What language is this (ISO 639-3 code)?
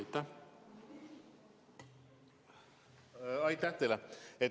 est